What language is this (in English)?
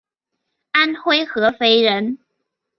Chinese